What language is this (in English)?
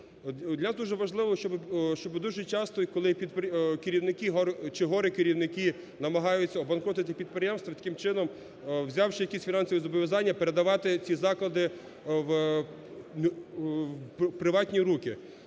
Ukrainian